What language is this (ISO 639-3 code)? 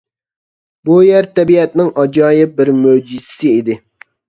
uig